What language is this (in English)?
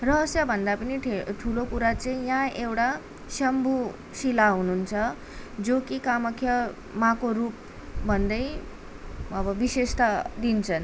Nepali